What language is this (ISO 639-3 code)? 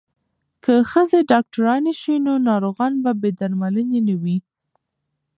pus